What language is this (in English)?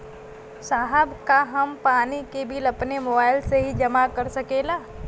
Bhojpuri